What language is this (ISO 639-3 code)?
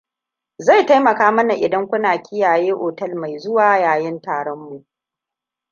hau